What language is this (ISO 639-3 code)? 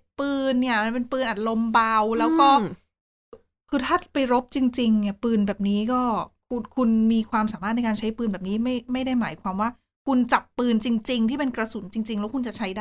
tha